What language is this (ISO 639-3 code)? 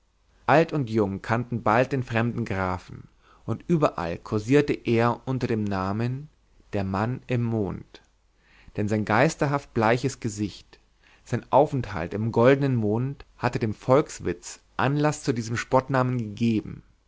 deu